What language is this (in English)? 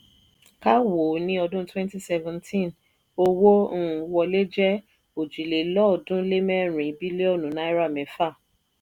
Yoruba